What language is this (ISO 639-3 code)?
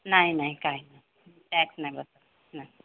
mar